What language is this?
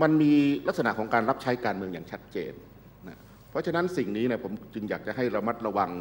Thai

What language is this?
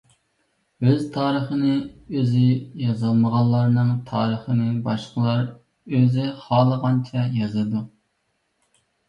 Uyghur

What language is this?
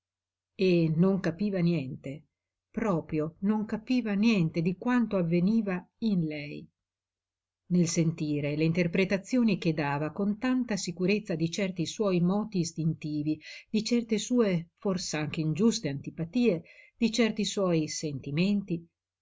Italian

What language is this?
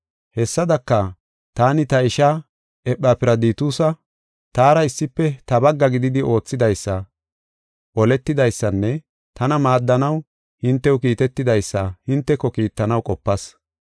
Gofa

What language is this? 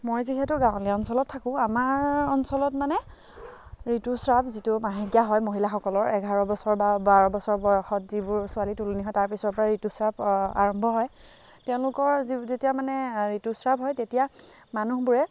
Assamese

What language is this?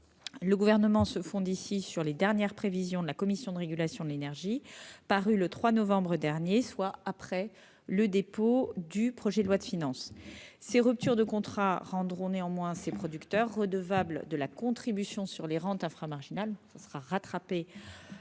French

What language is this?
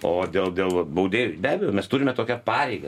Lithuanian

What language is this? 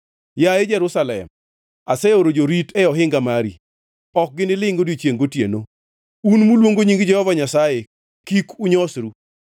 Luo (Kenya and Tanzania)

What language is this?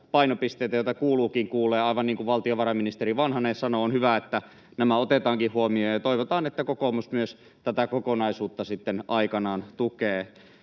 Finnish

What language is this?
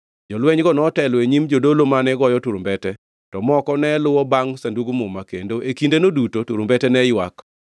Luo (Kenya and Tanzania)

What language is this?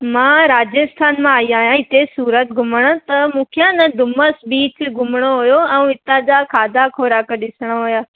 Sindhi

